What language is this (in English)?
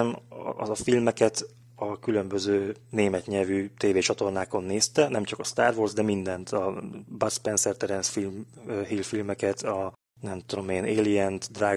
Hungarian